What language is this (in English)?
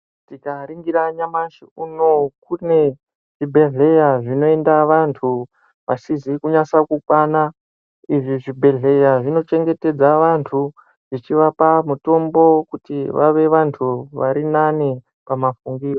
Ndau